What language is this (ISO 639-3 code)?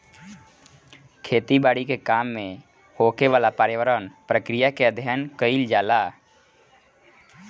bho